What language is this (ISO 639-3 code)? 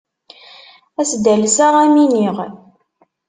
kab